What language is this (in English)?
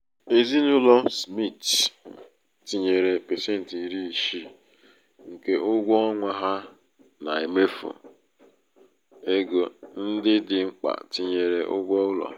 Igbo